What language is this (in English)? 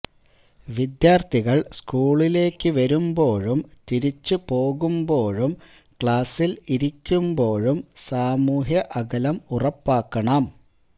Malayalam